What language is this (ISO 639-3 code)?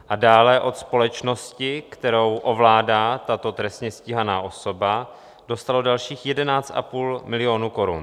ces